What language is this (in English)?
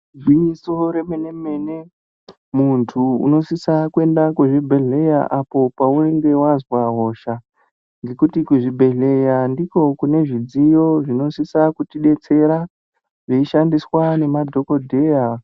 Ndau